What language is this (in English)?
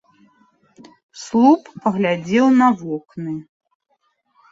Belarusian